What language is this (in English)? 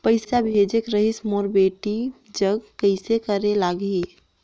Chhattisgarhi